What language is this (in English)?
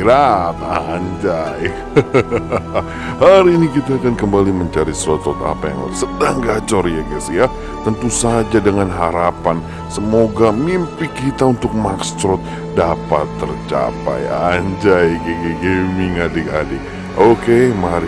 Indonesian